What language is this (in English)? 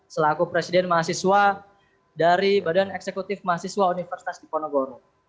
Indonesian